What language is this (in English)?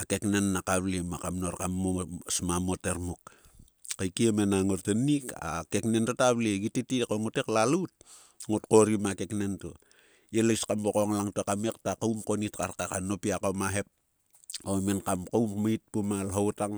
Sulka